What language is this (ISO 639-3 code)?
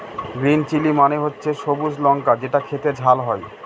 ben